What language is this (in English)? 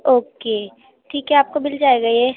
Urdu